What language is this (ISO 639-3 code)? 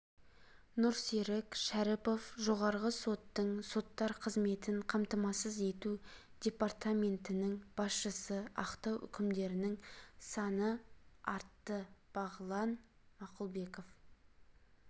kaz